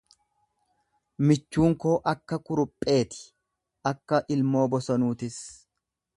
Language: Oromo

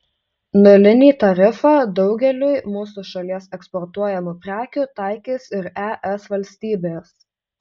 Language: Lithuanian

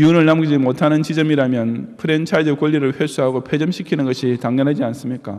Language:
Korean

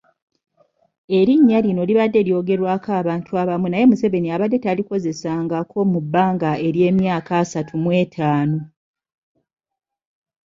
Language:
Ganda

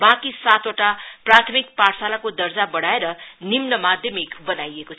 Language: Nepali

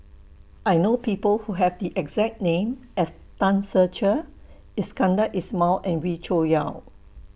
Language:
English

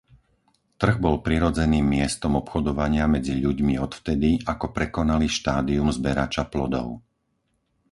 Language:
Slovak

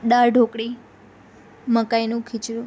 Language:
Gujarati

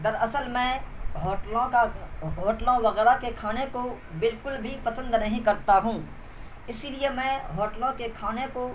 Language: Urdu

